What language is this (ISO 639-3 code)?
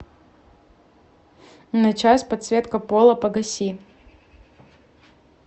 rus